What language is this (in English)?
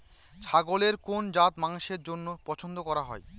Bangla